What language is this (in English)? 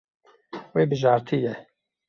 Kurdish